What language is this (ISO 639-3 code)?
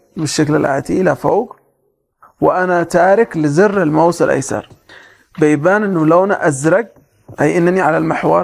ara